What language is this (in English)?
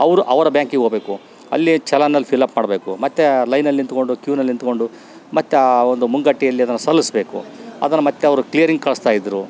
Kannada